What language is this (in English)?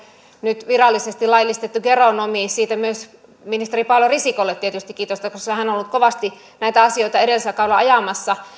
Finnish